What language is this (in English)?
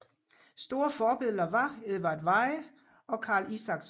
Danish